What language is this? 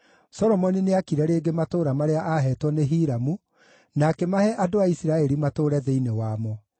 Kikuyu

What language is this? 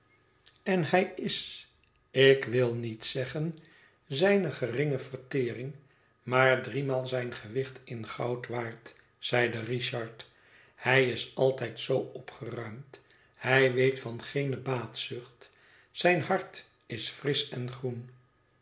Dutch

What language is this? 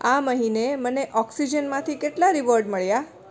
Gujarati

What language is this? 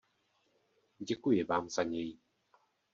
Czech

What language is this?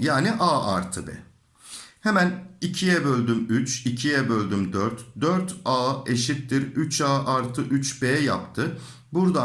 Turkish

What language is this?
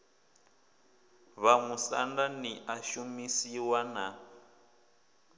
Venda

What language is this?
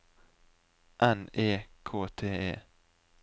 Norwegian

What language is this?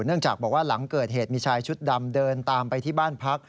Thai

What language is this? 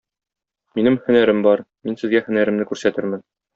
Tatar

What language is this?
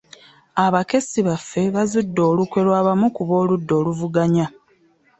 Ganda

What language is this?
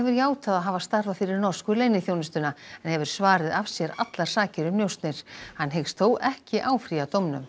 Icelandic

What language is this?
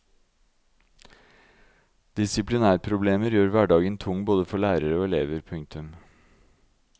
Norwegian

